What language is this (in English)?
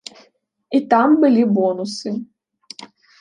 Belarusian